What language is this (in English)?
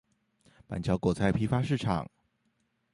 Chinese